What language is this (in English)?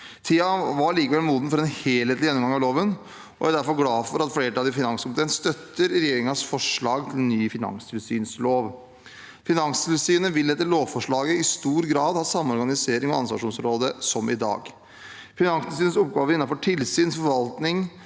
Norwegian